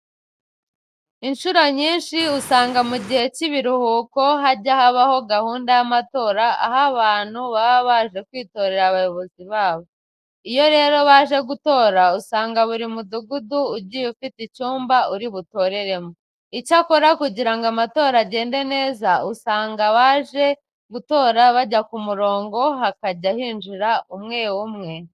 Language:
Kinyarwanda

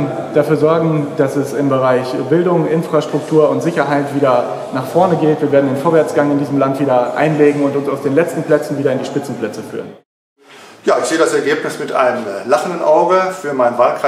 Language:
German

